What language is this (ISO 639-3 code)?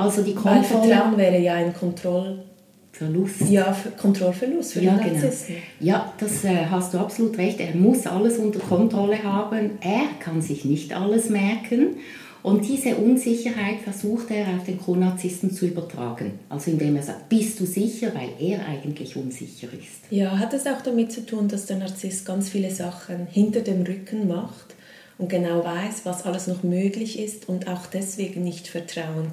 deu